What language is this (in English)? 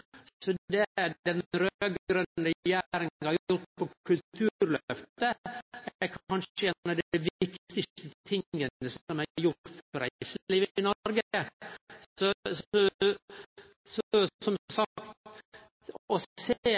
Norwegian Nynorsk